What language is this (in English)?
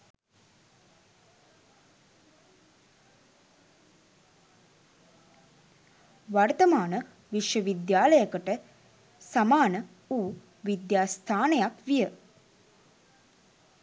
Sinhala